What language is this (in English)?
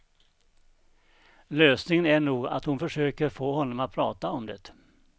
Swedish